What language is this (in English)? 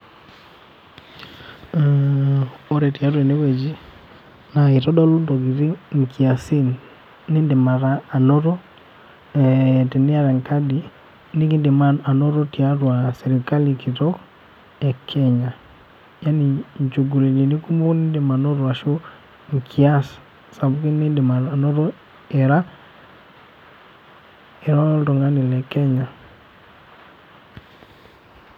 Masai